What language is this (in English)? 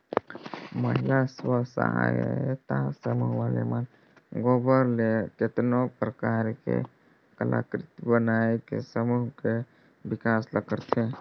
Chhattisgarhi